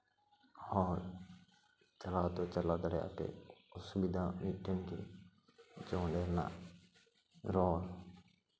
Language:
Santali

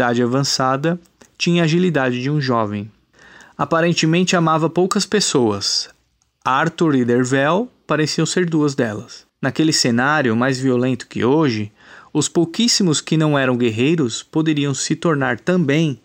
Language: Portuguese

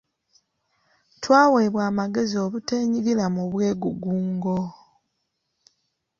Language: Ganda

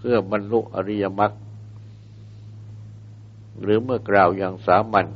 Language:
Thai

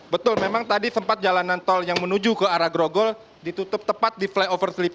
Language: Indonesian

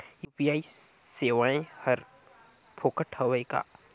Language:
Chhattisgarhi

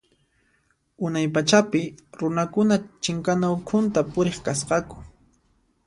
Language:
Puno Quechua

